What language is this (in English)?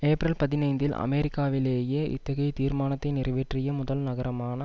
Tamil